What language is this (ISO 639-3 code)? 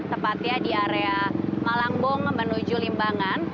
ind